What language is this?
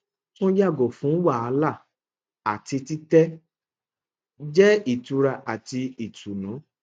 Yoruba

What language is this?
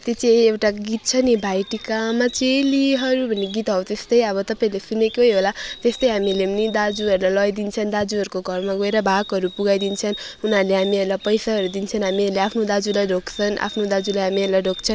Nepali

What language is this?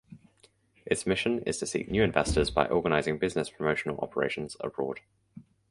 English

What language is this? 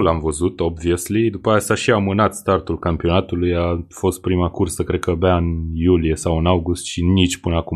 Romanian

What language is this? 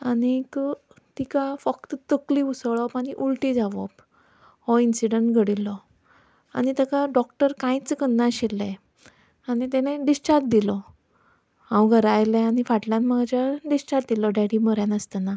Konkani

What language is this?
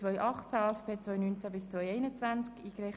Swiss German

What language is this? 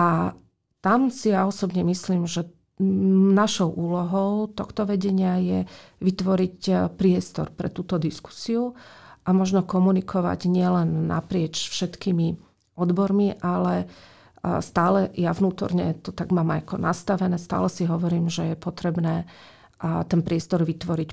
Slovak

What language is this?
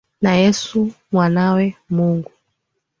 Swahili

